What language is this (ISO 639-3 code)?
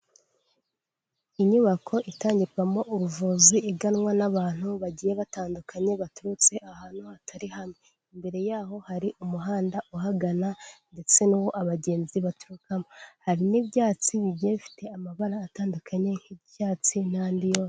kin